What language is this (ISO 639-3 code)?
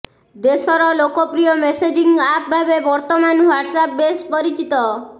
ori